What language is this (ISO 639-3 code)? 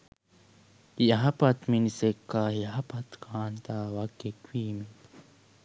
sin